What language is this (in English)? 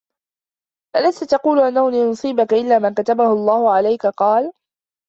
Arabic